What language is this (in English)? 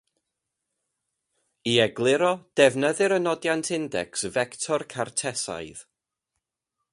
Welsh